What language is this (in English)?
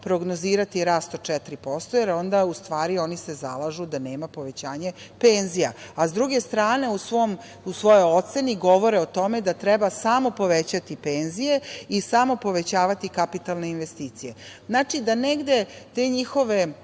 Serbian